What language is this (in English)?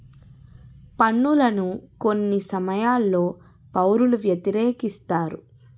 Telugu